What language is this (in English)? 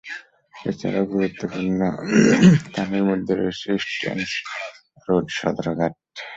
Bangla